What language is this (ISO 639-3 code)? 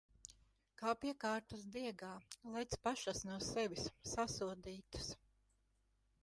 lav